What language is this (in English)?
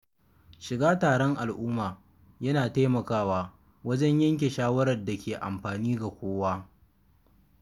Hausa